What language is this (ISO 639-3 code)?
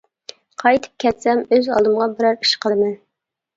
uig